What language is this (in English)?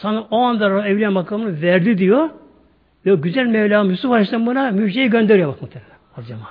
Turkish